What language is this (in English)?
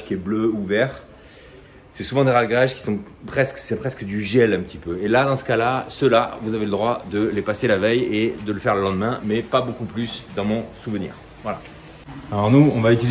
French